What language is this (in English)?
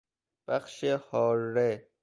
Persian